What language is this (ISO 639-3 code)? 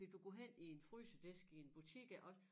dan